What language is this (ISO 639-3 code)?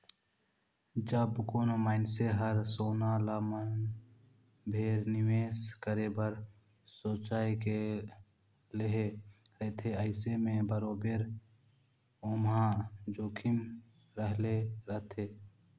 hne